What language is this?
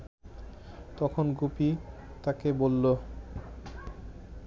Bangla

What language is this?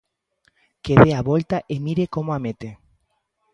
Galician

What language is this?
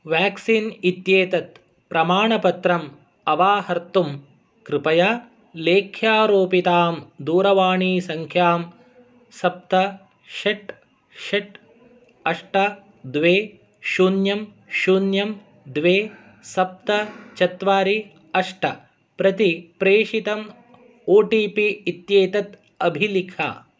Sanskrit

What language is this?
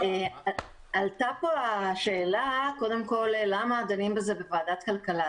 Hebrew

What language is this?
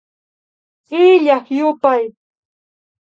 Imbabura Highland Quichua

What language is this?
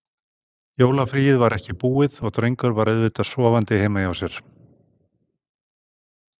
Icelandic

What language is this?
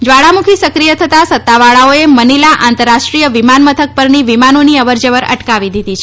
Gujarati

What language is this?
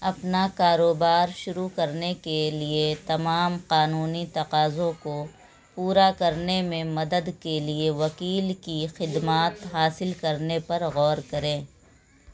Urdu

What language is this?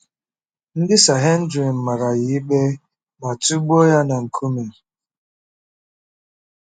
Igbo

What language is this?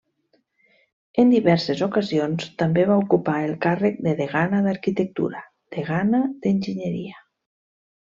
Catalan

